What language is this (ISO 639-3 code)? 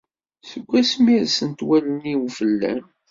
kab